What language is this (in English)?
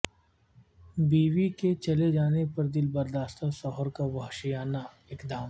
Urdu